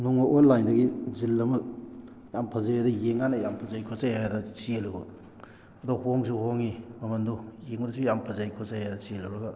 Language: Manipuri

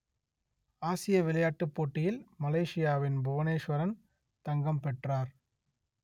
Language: Tamil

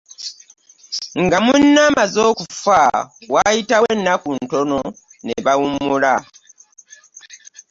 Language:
Ganda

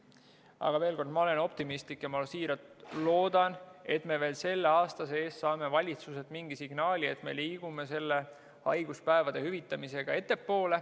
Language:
Estonian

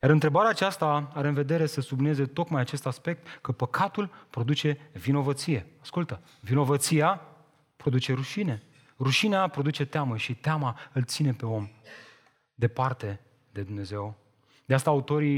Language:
Romanian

